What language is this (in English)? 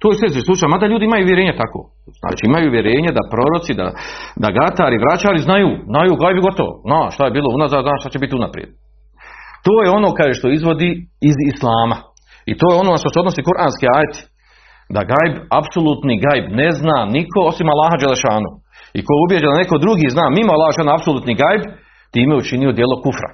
Croatian